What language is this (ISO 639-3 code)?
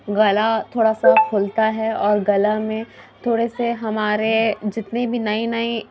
urd